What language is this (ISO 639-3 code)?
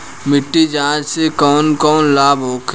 bho